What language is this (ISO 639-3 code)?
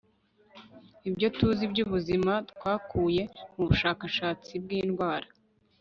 kin